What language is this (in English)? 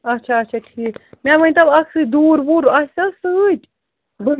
Kashmiri